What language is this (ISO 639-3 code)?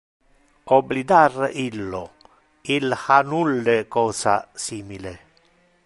ina